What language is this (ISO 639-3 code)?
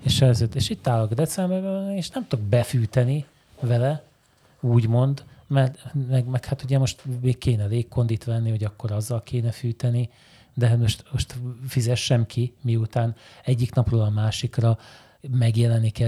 hun